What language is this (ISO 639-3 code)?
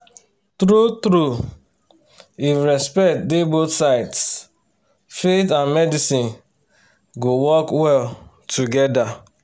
pcm